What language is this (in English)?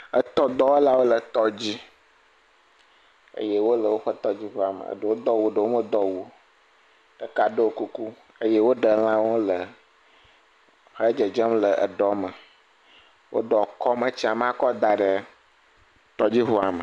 Ewe